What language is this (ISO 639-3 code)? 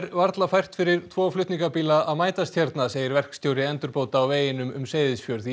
isl